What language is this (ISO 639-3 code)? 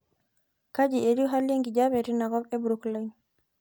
mas